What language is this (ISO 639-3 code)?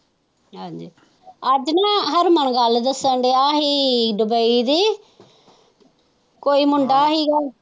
pan